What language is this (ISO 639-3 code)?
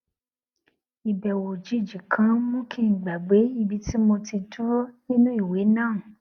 yor